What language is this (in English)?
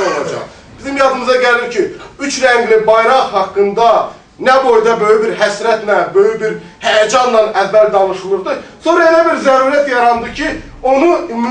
Turkish